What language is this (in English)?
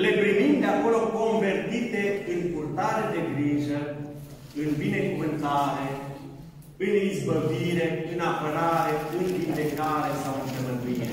Romanian